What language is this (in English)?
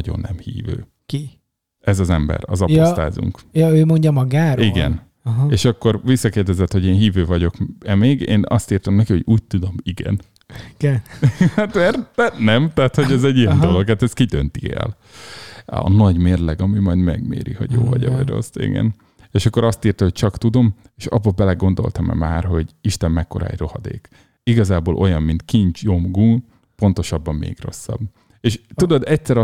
Hungarian